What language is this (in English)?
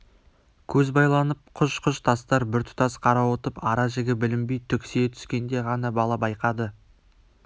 Kazakh